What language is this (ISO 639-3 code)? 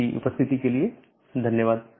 hin